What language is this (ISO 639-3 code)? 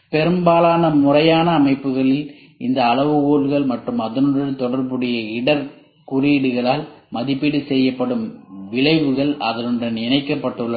tam